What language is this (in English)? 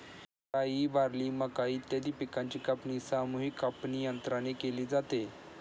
Marathi